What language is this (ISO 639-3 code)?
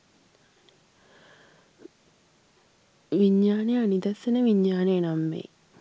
sin